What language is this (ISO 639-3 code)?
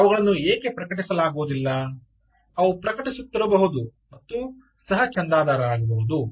kan